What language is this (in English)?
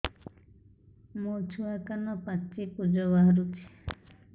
Odia